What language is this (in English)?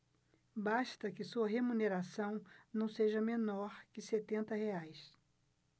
Portuguese